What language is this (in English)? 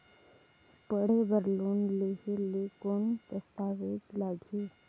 Chhattisgarhi